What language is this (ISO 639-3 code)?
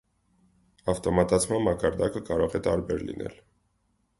hye